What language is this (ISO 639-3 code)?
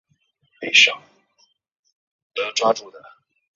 zho